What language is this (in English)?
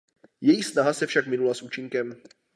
Czech